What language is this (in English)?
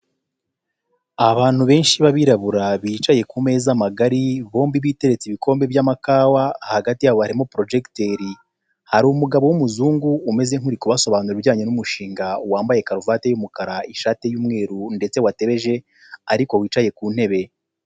Kinyarwanda